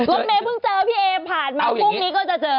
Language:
Thai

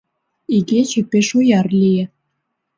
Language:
Mari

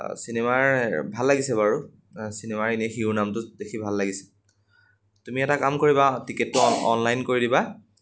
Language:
Assamese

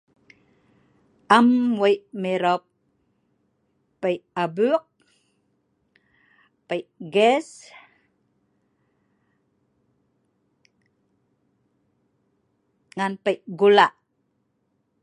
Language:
Sa'ban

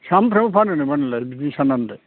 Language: Bodo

